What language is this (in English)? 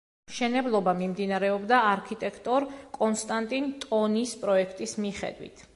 Georgian